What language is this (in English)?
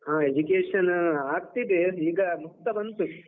Kannada